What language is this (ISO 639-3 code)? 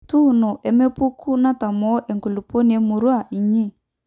mas